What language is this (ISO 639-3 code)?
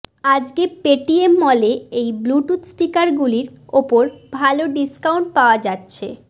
ben